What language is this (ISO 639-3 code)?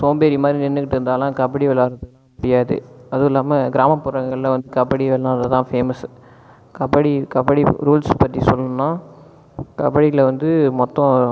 tam